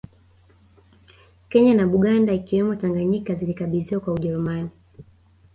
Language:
Swahili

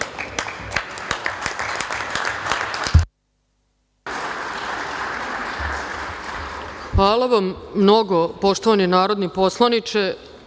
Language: Serbian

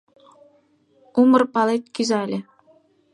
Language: Mari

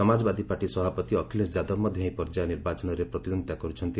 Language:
Odia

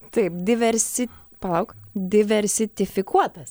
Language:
Lithuanian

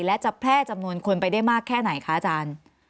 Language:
Thai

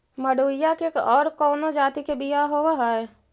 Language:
Magahi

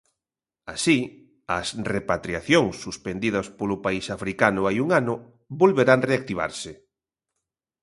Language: Galician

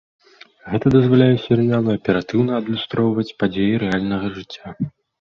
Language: Belarusian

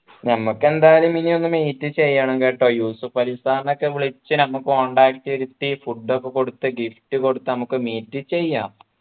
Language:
Malayalam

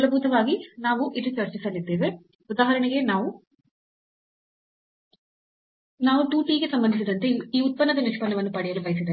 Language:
Kannada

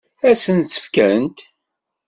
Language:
Kabyle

